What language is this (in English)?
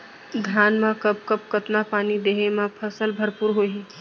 Chhattisgarhi